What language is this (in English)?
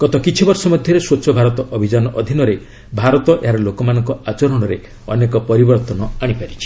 Odia